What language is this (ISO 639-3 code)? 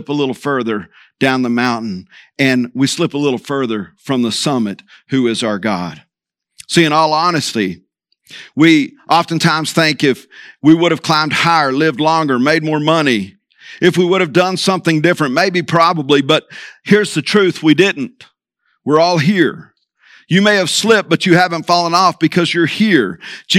eng